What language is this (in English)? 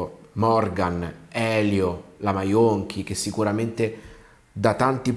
Italian